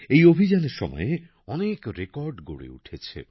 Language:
Bangla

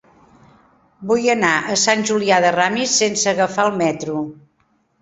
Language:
Catalan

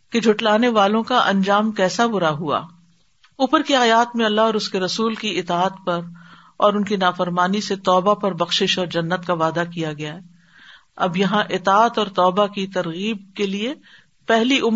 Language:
Urdu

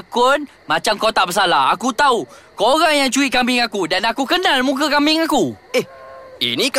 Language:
Malay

